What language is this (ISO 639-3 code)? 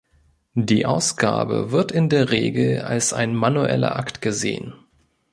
deu